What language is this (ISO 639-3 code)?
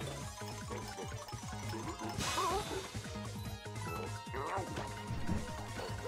pol